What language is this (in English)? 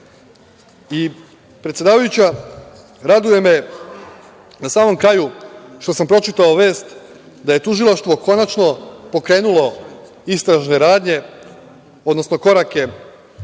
Serbian